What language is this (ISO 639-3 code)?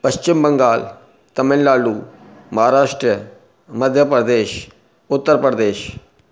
snd